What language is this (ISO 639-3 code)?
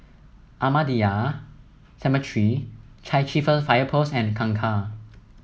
eng